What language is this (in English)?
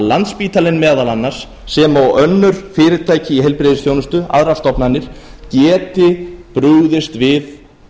Icelandic